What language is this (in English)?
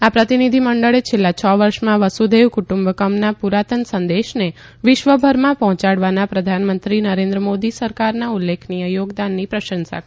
Gujarati